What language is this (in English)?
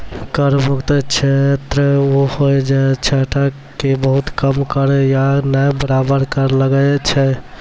Maithili